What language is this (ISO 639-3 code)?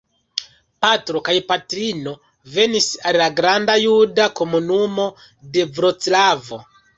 epo